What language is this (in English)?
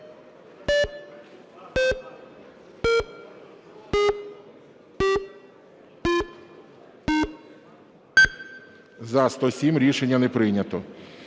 Ukrainian